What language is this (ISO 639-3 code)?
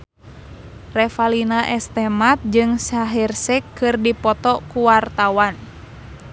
sun